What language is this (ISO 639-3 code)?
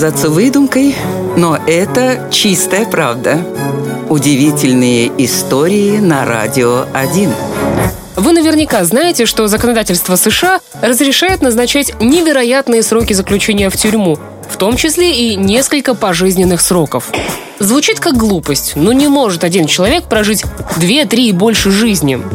rus